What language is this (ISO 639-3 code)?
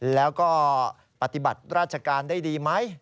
tha